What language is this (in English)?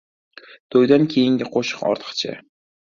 Uzbek